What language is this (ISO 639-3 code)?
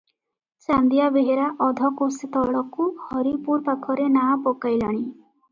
ori